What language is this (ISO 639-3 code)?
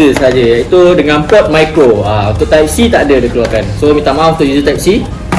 msa